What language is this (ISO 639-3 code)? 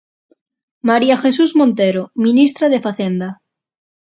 glg